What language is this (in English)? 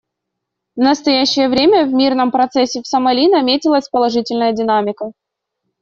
Russian